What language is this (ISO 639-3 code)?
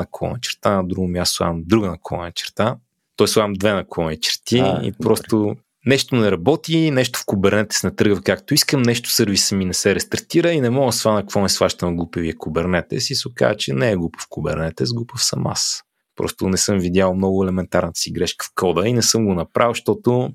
bul